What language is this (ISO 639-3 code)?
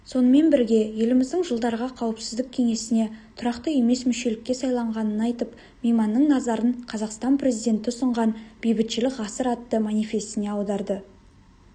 kaz